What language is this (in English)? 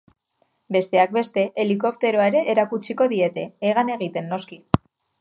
Basque